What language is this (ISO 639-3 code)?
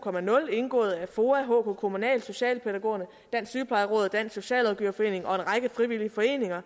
dan